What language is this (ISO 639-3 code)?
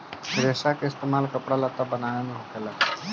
bho